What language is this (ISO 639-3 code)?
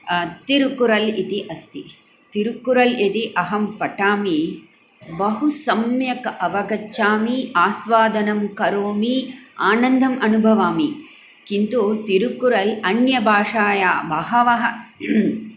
san